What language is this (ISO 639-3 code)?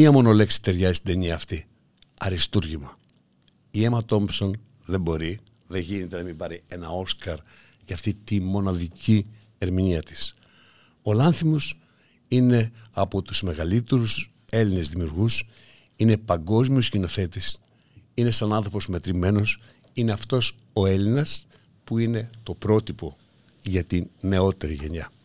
ell